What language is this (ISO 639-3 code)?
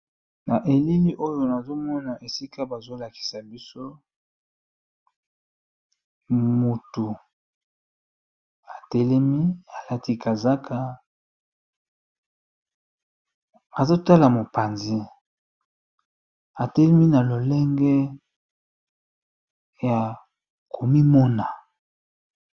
lin